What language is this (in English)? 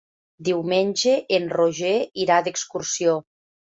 Catalan